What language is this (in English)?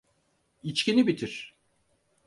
Turkish